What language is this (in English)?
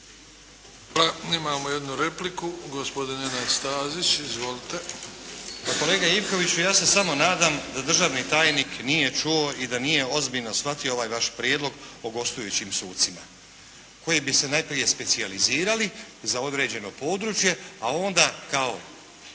Croatian